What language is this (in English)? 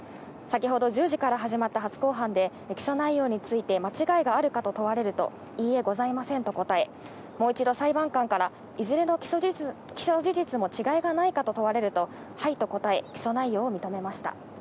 Japanese